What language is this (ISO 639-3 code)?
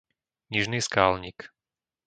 slk